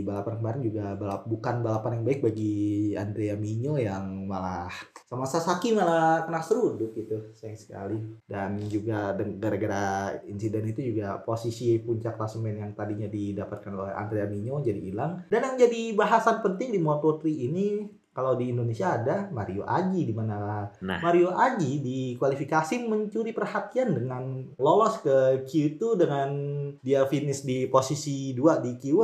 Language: Indonesian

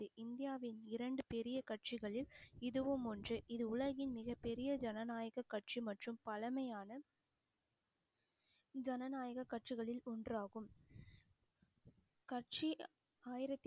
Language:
Tamil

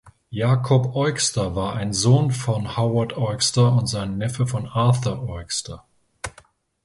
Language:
German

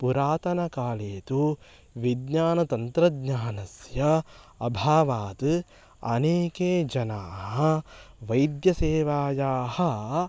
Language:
Sanskrit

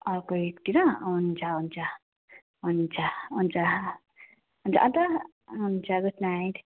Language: Nepali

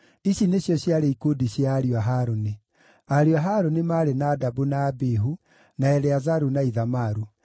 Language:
Kikuyu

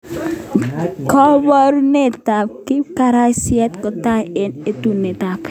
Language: Kalenjin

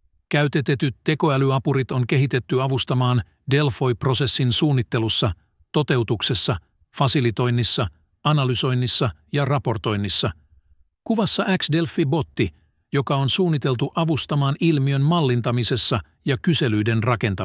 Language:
Finnish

